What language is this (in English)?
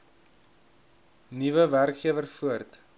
Afrikaans